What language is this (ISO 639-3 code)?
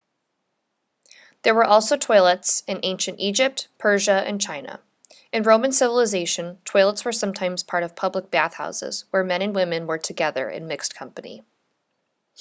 eng